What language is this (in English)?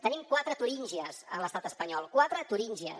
Catalan